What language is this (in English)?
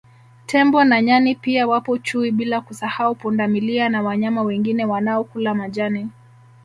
Swahili